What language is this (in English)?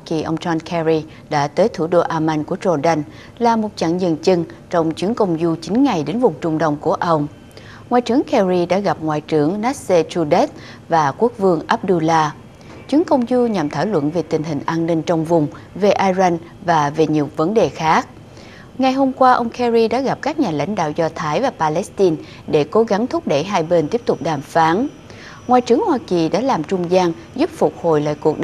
Vietnamese